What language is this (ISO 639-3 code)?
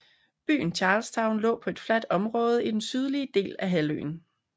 dan